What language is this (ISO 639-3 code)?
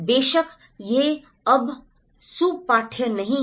hin